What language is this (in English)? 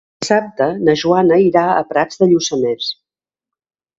Catalan